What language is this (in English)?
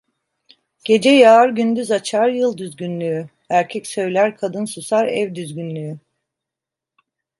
Turkish